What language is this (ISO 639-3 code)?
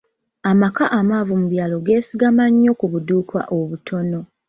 lug